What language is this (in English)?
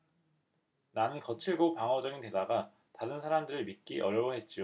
Korean